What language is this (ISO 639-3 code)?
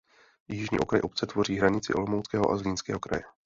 ces